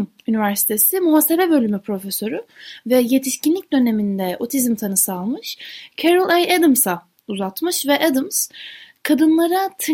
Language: Turkish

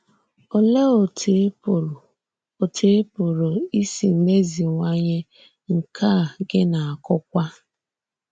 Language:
Igbo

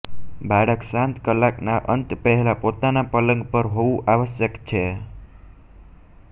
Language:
Gujarati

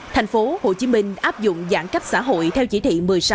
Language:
Vietnamese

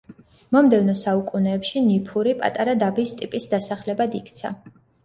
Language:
Georgian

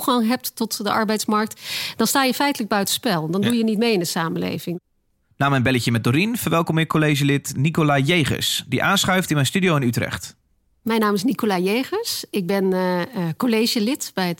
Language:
Dutch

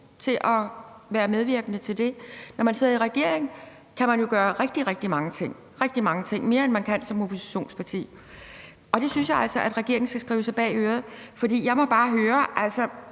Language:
Danish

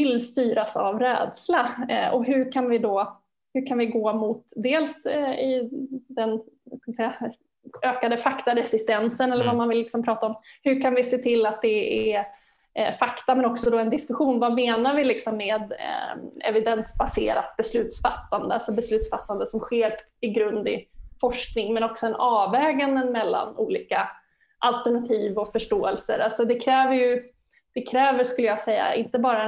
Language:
Swedish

